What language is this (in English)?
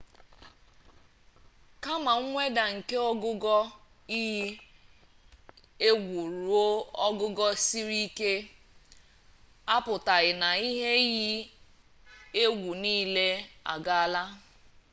Igbo